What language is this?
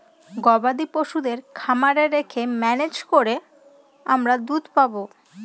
Bangla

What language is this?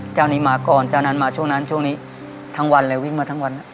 Thai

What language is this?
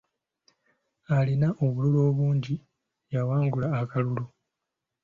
Ganda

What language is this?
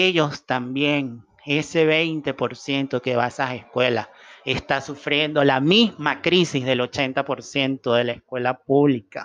Spanish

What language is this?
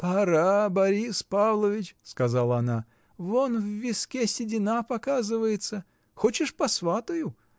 Russian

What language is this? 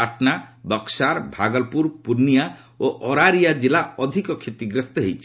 Odia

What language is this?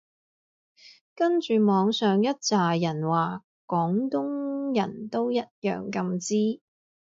Cantonese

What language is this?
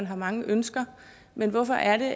Danish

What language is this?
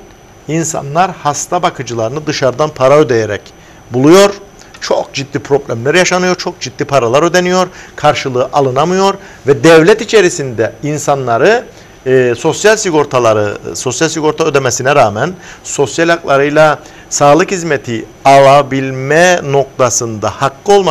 Turkish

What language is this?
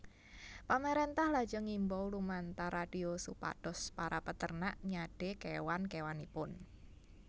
Javanese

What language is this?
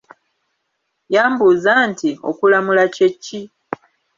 Ganda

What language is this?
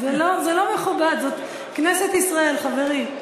Hebrew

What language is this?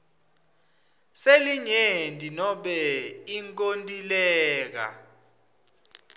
Swati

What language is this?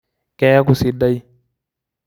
Masai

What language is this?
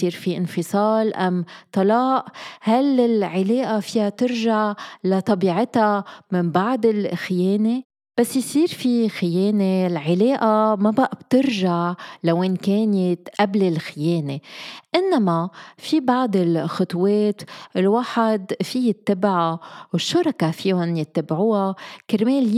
Arabic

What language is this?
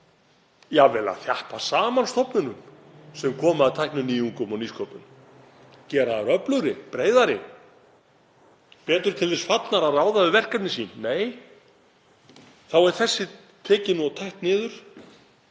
Icelandic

